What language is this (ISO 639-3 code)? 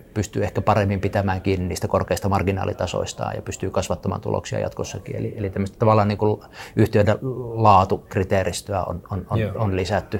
fin